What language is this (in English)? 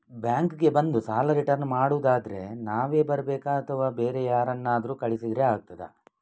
Kannada